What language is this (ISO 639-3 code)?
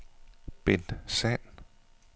dan